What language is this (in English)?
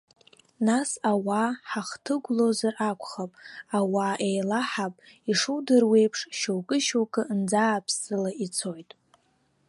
Abkhazian